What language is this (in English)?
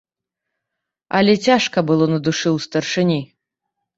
Belarusian